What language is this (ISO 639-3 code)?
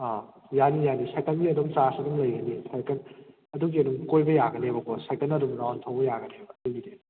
mni